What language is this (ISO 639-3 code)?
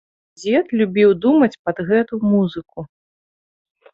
bel